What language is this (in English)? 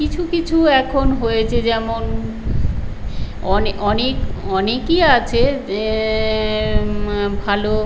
Bangla